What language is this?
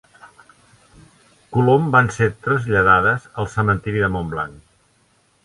Catalan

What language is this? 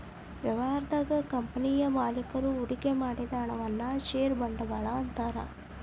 Kannada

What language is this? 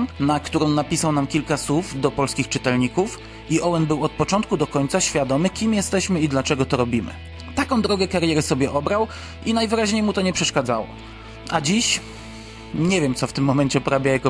Polish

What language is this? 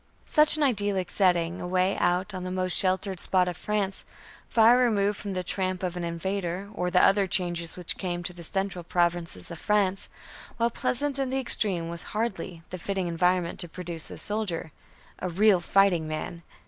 English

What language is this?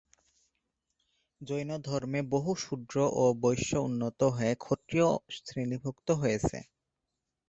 Bangla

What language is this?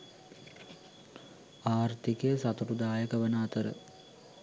Sinhala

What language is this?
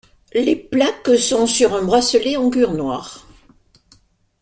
French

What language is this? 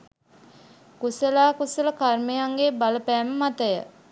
Sinhala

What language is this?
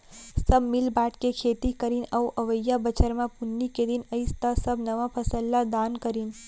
Chhattisgarhi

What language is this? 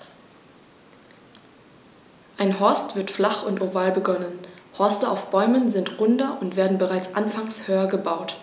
German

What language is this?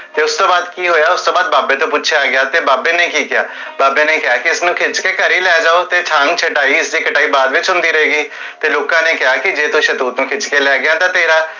Punjabi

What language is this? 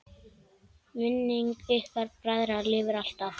Icelandic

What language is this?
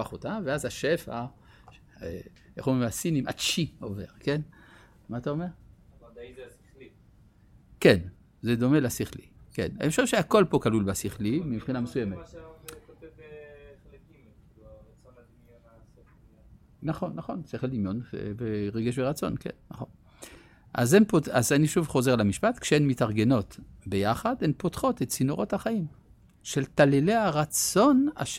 Hebrew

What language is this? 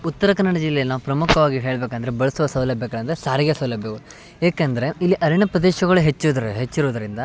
Kannada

